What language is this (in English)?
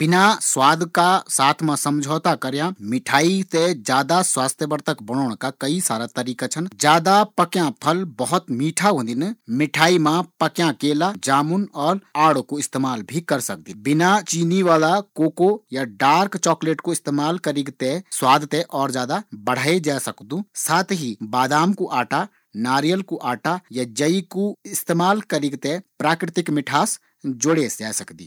Garhwali